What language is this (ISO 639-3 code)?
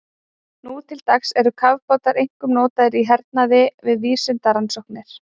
isl